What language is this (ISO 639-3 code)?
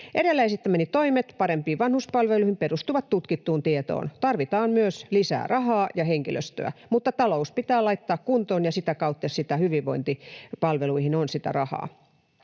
fin